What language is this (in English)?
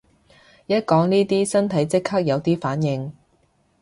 Cantonese